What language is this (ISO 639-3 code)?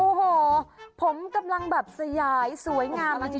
tha